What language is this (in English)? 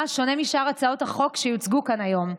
Hebrew